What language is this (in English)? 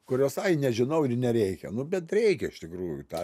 Lithuanian